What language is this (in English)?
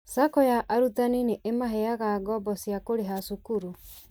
Kikuyu